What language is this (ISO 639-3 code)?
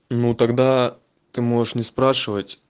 rus